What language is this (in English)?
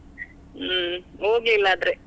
Kannada